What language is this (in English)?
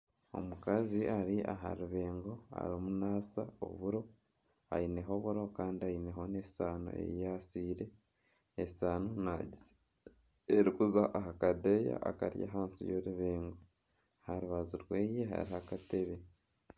Nyankole